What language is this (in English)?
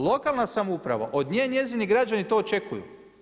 Croatian